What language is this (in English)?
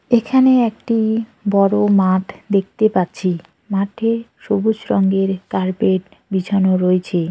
Bangla